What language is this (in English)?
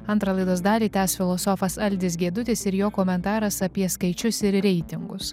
Lithuanian